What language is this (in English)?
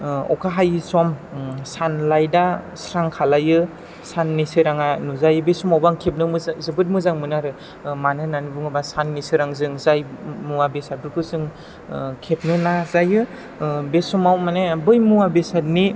Bodo